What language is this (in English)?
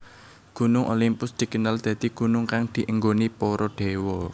Javanese